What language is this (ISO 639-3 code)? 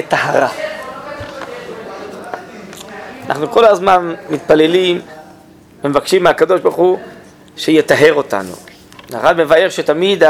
heb